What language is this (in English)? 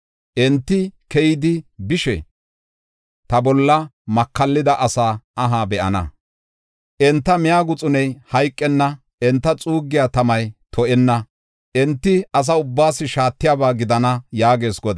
Gofa